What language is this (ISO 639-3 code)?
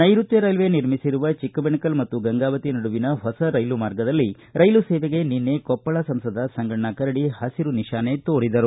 kan